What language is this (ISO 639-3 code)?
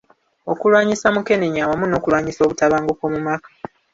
lug